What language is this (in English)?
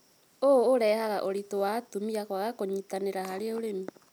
Kikuyu